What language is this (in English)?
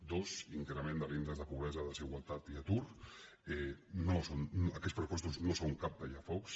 Catalan